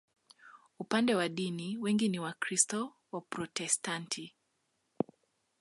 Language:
Swahili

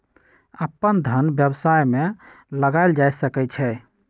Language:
Magahi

